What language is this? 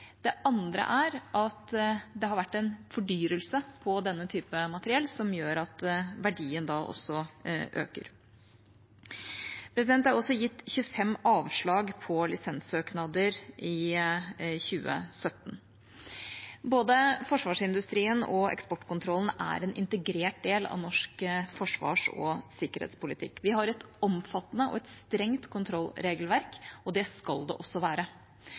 Norwegian Bokmål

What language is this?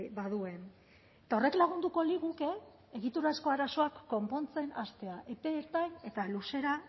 Basque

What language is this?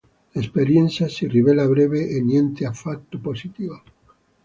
Italian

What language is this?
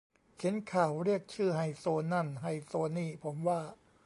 Thai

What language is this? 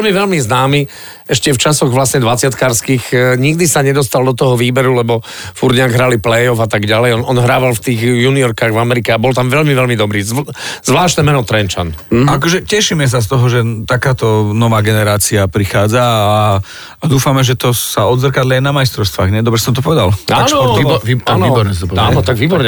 Slovak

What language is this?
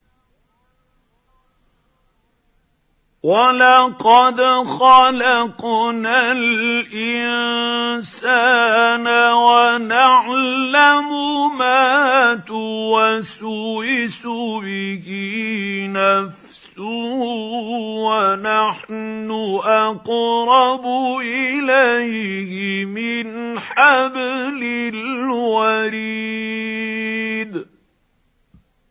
Arabic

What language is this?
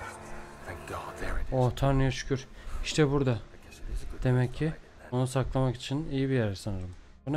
Turkish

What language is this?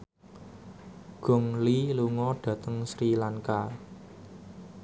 Javanese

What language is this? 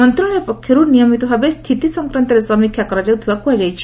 Odia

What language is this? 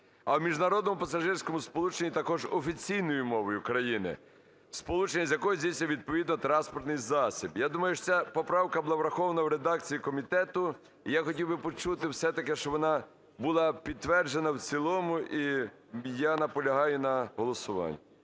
Ukrainian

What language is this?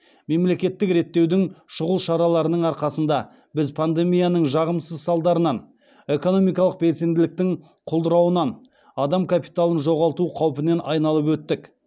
Kazakh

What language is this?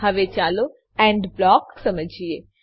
Gujarati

